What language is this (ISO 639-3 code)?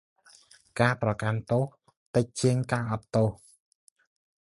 khm